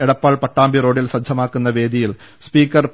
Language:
Malayalam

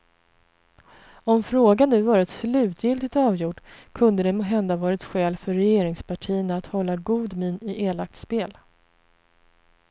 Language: Swedish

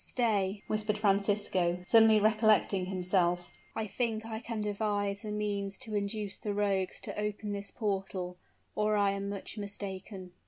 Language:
English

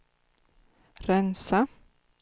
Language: Swedish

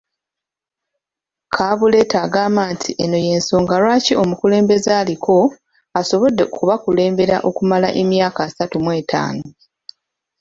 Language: Ganda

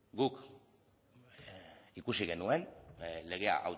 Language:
Basque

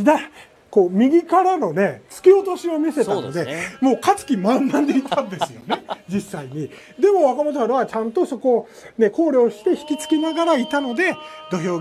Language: Japanese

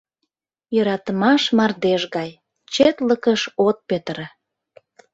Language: Mari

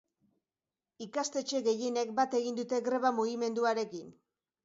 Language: Basque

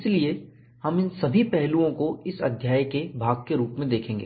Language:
Hindi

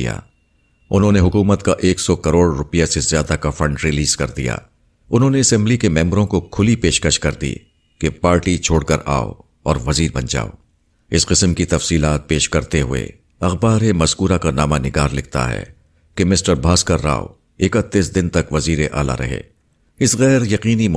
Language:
Urdu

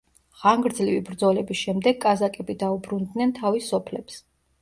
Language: Georgian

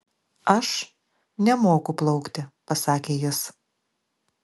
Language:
Lithuanian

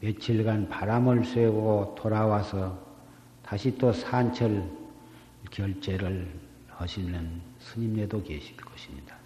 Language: Korean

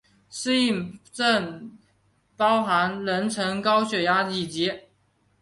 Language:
Chinese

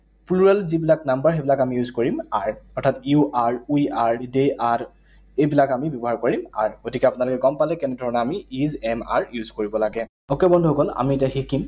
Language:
Assamese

